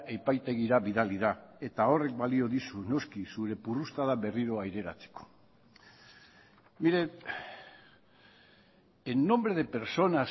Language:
Basque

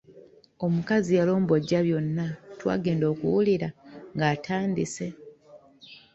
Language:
Ganda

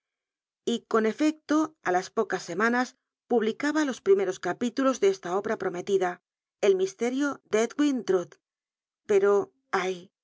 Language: Spanish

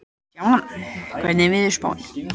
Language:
Icelandic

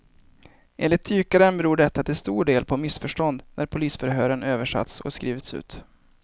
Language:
Swedish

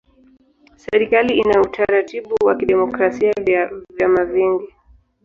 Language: Swahili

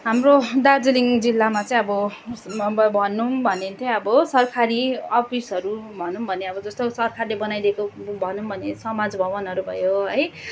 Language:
Nepali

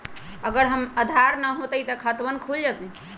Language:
Magahi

